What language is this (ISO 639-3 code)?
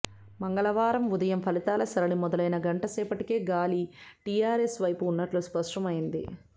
tel